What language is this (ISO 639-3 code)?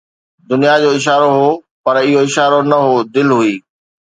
snd